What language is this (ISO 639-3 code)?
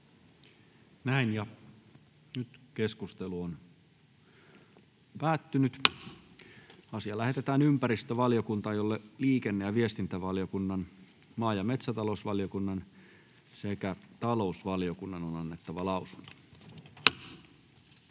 fin